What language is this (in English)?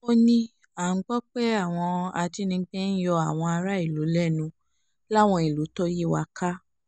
Yoruba